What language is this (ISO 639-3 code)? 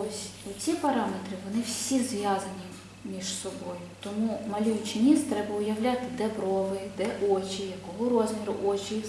ukr